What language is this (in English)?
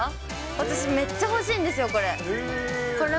Japanese